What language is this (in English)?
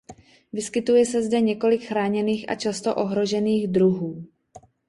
Czech